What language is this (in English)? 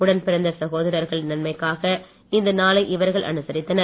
Tamil